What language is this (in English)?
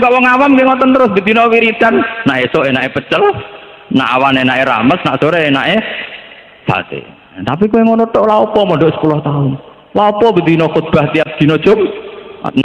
Indonesian